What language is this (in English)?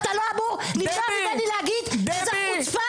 Hebrew